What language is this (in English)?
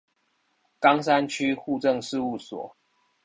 Chinese